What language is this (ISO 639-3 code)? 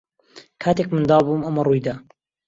ckb